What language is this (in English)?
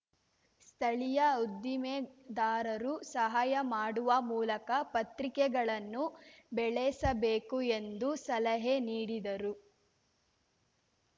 Kannada